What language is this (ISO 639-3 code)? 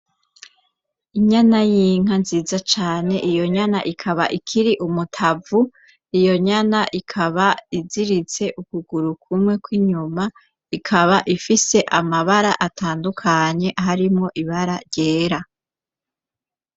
run